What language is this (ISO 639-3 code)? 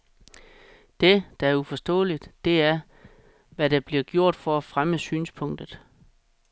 dan